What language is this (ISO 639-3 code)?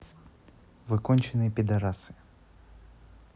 rus